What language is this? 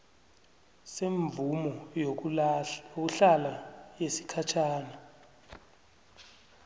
South Ndebele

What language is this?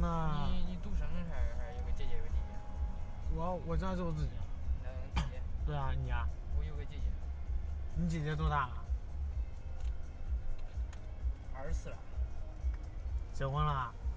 Chinese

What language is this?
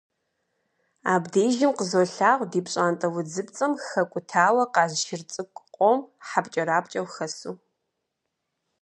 Kabardian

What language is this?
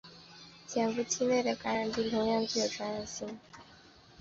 Chinese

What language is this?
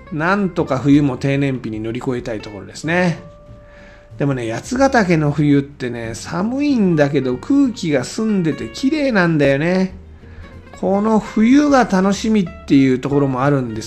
Japanese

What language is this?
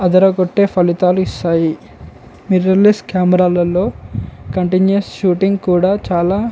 Telugu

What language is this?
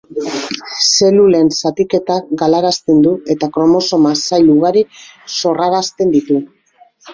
Basque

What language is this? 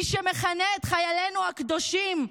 Hebrew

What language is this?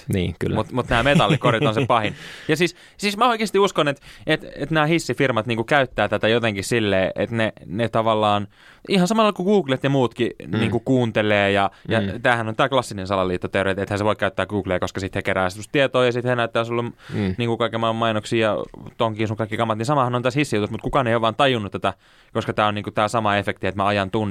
Finnish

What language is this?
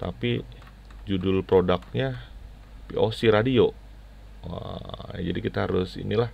Indonesian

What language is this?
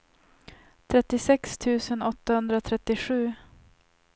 Swedish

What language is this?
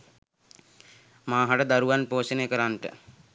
Sinhala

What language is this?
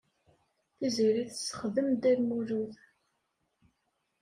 Kabyle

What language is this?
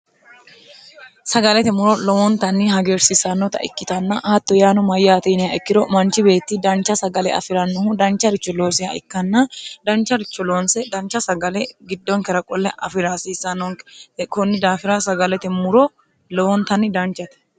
Sidamo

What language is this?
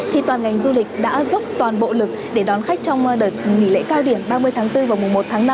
Vietnamese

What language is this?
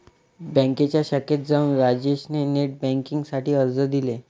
Marathi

